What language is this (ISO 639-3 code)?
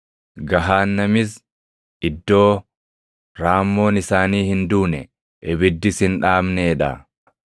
orm